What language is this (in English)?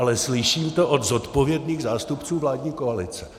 Czech